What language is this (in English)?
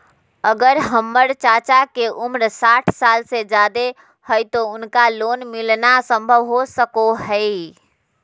Magahi